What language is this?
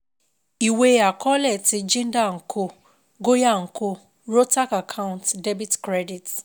Yoruba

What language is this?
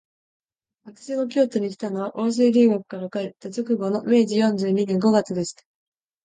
Japanese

